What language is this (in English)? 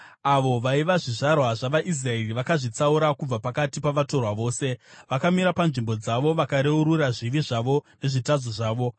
Shona